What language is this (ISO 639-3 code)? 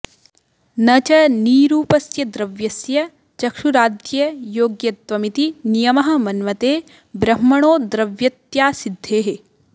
san